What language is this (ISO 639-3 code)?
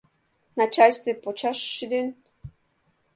chm